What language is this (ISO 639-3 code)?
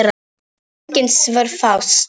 isl